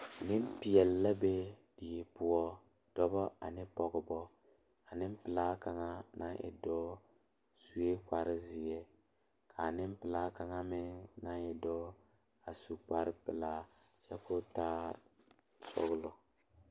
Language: Southern Dagaare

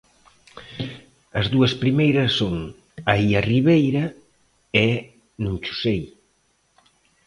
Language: Galician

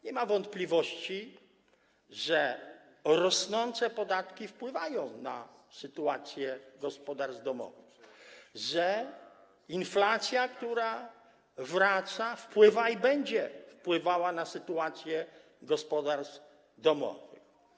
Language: Polish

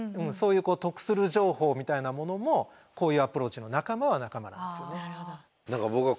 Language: Japanese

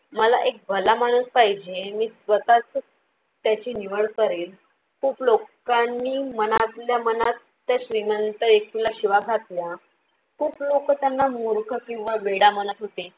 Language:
Marathi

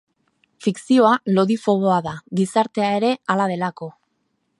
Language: Basque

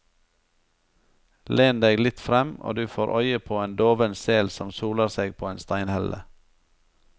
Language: Norwegian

